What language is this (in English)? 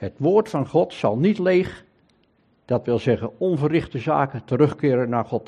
Dutch